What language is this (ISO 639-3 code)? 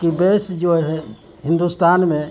urd